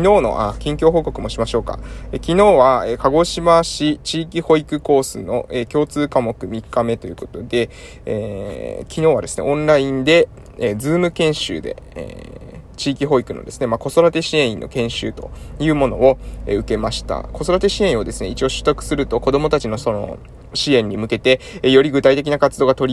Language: Japanese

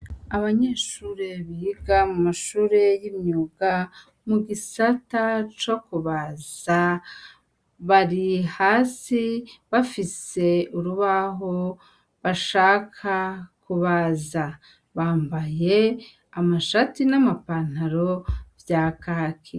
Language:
Rundi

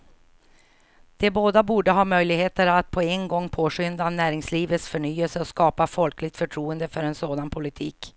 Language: Swedish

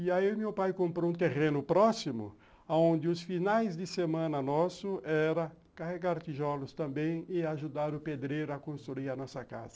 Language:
Portuguese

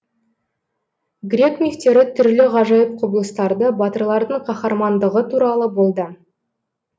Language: Kazakh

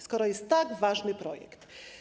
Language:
Polish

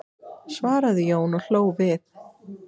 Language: Icelandic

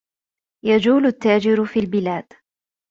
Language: Arabic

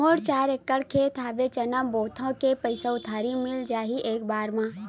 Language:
Chhattisgarhi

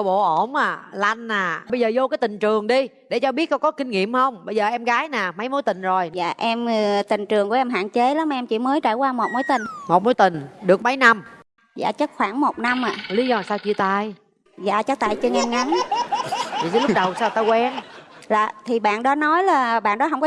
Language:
Vietnamese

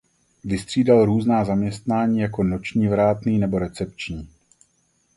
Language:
Czech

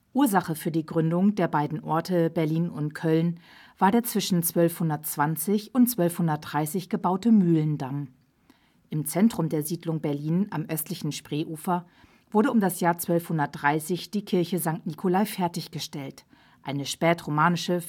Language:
German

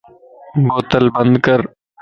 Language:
Lasi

